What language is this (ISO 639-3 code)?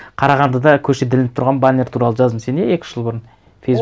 kaz